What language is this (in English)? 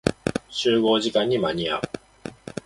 Japanese